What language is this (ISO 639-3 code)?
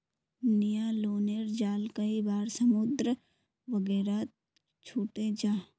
mag